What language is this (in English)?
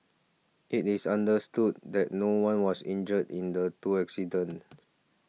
English